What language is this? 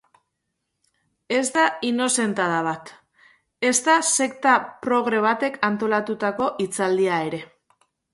Basque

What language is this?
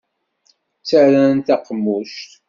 Kabyle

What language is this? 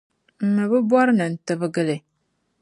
Dagbani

